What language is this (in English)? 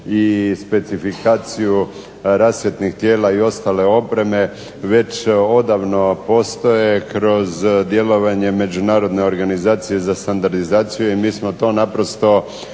Croatian